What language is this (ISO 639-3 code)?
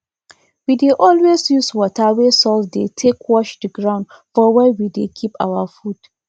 pcm